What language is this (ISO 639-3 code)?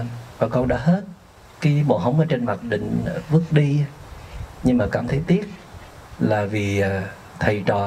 vie